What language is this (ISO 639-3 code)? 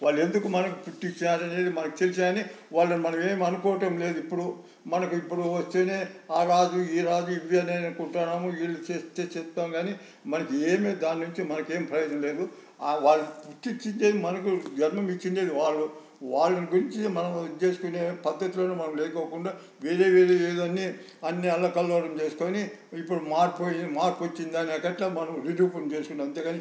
tel